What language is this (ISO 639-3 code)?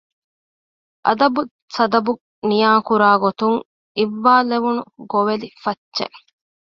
div